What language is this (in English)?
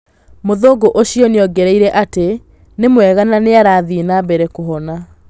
Kikuyu